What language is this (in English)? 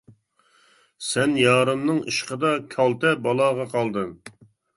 Uyghur